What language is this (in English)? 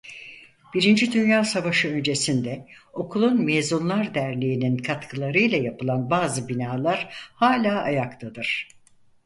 Turkish